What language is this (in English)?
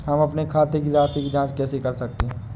Hindi